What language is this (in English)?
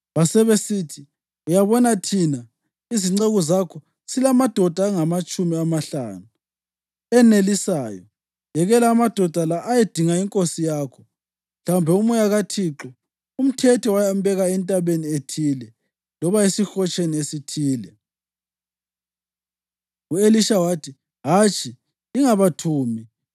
North Ndebele